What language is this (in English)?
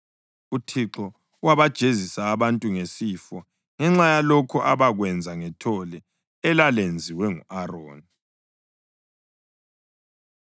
North Ndebele